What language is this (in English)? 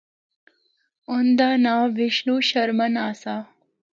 Northern Hindko